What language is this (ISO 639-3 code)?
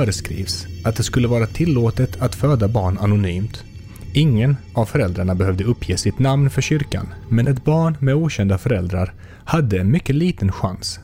swe